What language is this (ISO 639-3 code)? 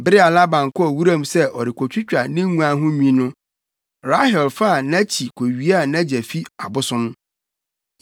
aka